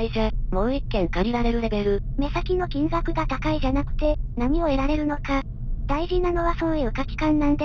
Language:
Japanese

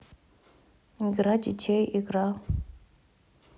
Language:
Russian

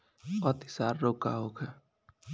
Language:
Bhojpuri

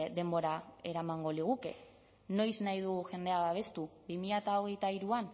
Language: Basque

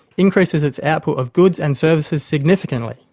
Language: English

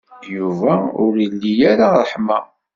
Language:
Kabyle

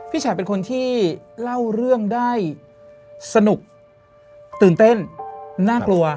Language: Thai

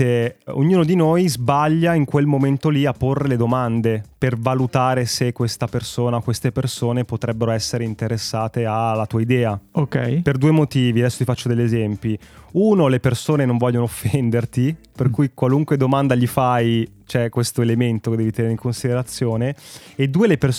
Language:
Italian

